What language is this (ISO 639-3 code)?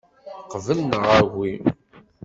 kab